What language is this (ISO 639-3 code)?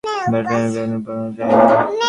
ben